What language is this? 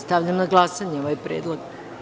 Serbian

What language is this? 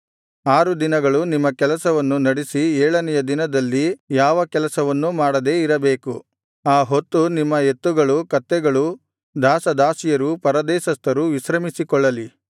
Kannada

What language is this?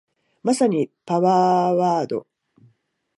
Japanese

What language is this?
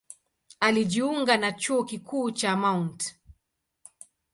Swahili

